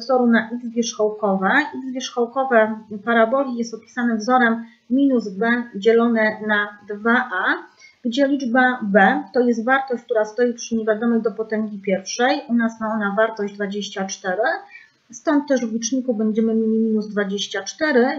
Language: Polish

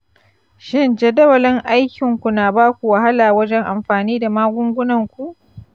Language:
Hausa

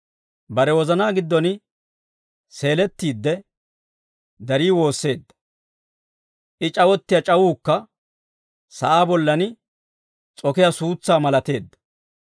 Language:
Dawro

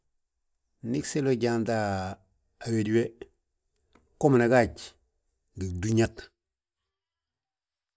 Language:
Balanta-Ganja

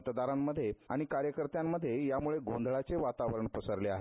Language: Marathi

